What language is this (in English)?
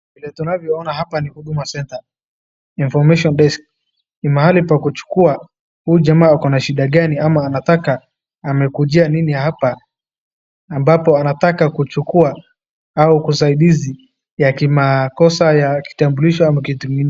Swahili